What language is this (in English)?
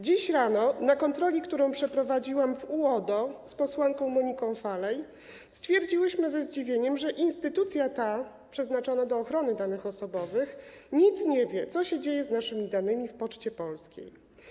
Polish